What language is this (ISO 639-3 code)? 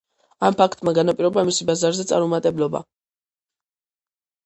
kat